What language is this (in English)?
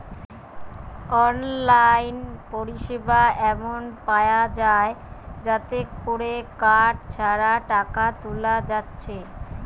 Bangla